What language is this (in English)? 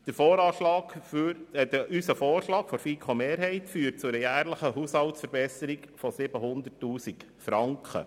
Swiss German